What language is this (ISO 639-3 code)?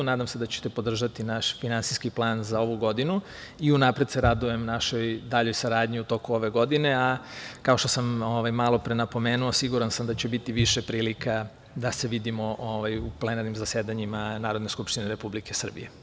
srp